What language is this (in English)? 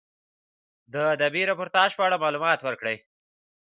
Pashto